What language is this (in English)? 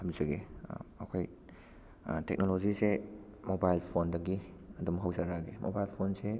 Manipuri